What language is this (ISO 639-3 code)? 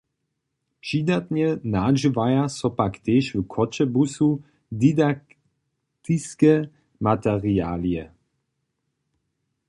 hsb